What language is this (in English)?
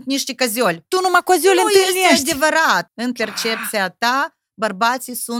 Romanian